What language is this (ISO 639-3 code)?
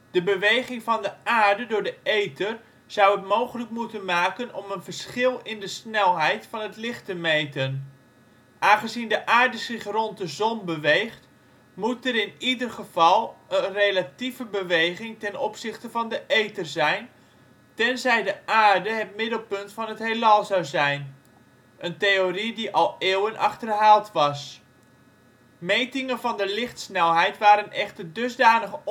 nld